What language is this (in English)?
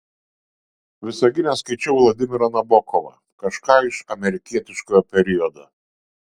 Lithuanian